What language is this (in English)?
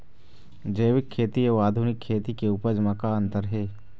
Chhattisgarhi